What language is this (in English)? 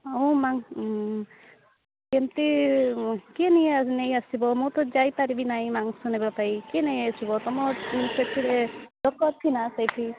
Odia